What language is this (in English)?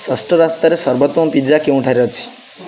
Odia